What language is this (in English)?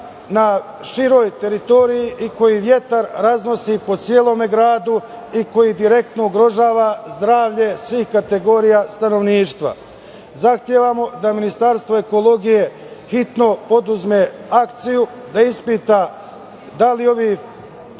Serbian